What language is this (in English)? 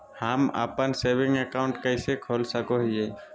Magahi